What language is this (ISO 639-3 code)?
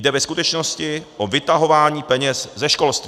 ces